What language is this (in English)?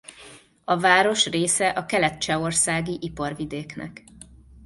Hungarian